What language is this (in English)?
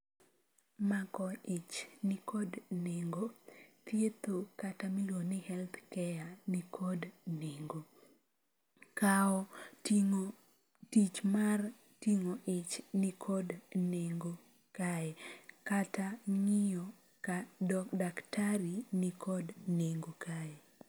Luo (Kenya and Tanzania)